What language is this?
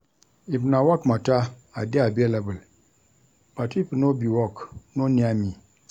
Nigerian Pidgin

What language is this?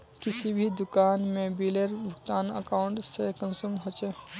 Magahi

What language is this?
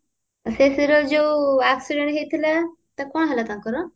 Odia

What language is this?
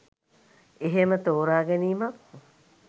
Sinhala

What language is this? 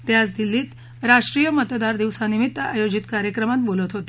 Marathi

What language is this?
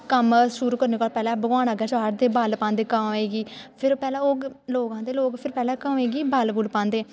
Dogri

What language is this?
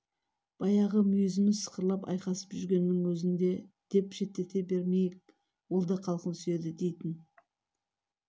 Kazakh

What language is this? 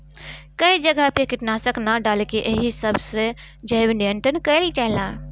Bhojpuri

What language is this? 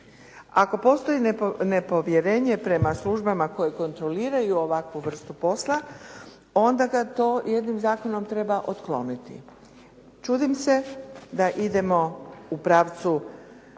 Croatian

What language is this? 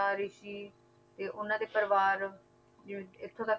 Punjabi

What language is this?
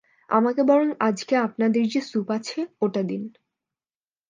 Bangla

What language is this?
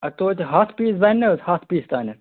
Kashmiri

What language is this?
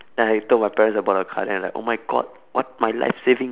English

